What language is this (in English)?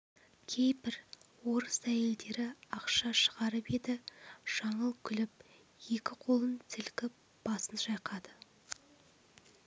Kazakh